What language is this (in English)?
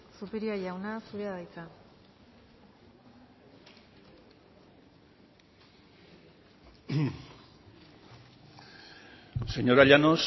Basque